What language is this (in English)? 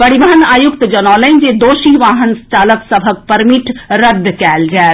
Maithili